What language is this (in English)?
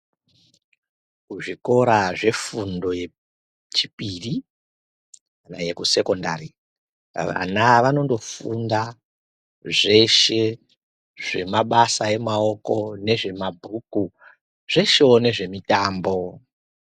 Ndau